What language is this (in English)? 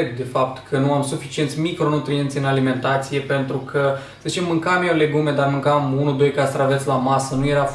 Romanian